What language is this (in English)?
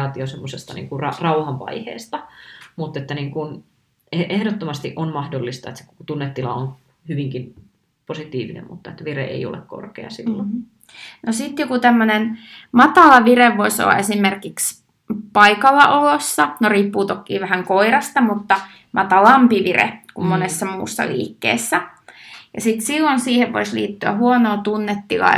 Finnish